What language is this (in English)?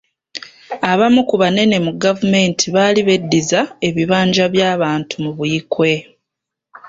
Ganda